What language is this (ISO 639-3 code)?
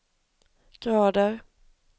swe